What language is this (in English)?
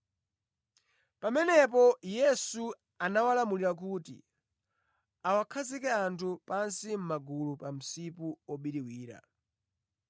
Nyanja